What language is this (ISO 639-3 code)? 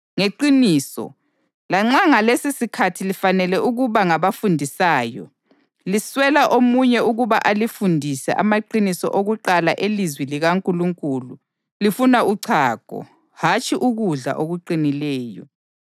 nde